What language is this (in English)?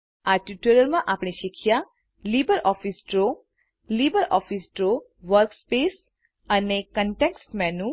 Gujarati